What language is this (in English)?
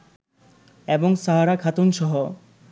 Bangla